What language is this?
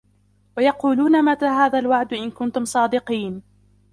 Arabic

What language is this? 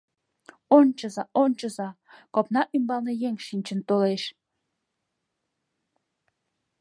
Mari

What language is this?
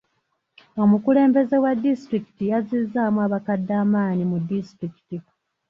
Ganda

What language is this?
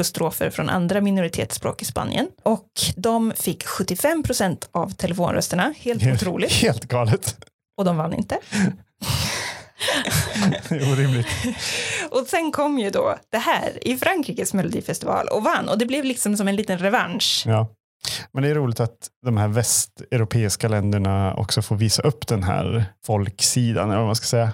Swedish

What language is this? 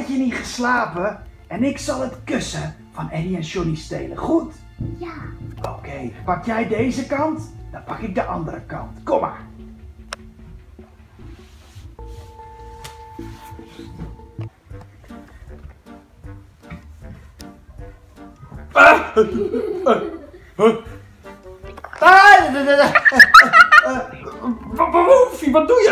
Dutch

